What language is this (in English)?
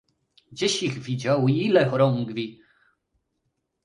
Polish